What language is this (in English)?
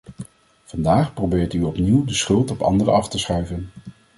Dutch